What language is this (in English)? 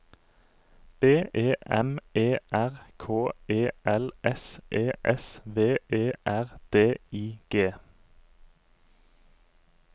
Norwegian